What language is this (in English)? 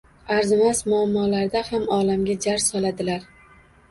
Uzbek